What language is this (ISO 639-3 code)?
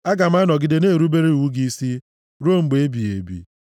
ibo